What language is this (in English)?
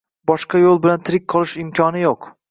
Uzbek